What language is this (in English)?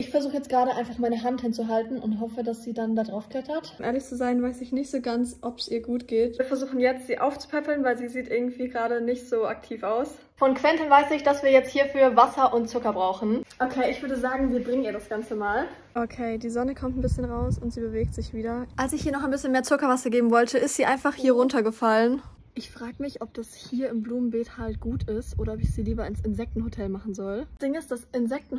German